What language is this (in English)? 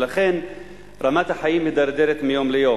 Hebrew